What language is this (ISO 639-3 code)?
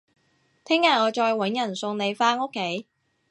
yue